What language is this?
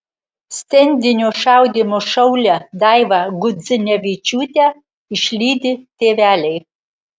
Lithuanian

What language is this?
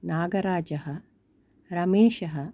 Sanskrit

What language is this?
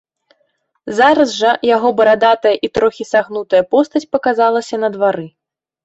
Belarusian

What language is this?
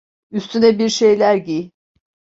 Turkish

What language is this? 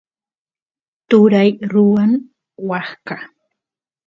Santiago del Estero Quichua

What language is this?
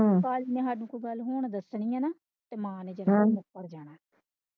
Punjabi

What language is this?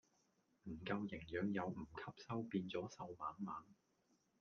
Cantonese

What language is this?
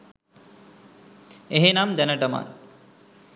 Sinhala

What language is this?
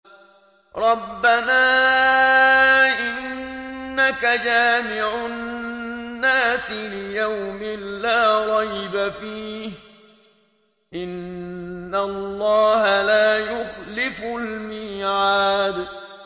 Arabic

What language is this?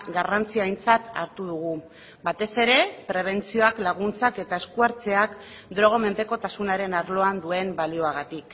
Basque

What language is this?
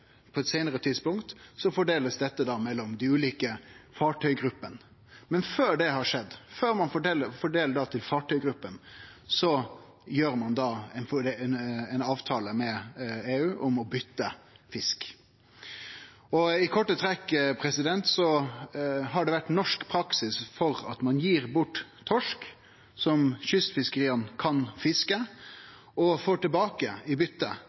Norwegian Nynorsk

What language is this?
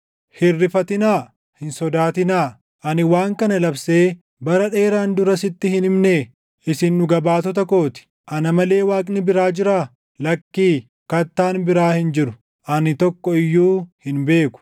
Oromo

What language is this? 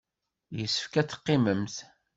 Kabyle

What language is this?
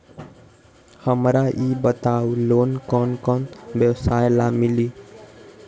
Magahi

